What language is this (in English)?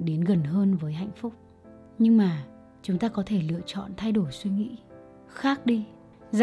Vietnamese